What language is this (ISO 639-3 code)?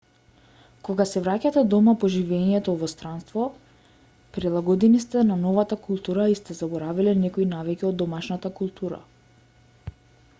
mkd